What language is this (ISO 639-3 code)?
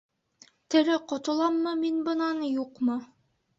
bak